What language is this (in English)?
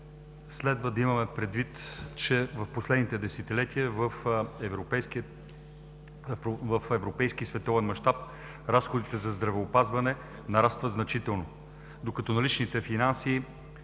Bulgarian